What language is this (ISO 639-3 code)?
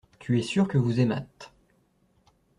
fra